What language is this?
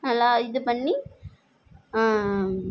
Tamil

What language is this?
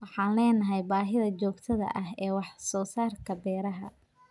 Somali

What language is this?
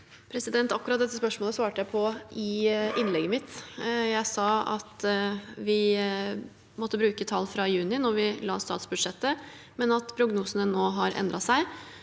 Norwegian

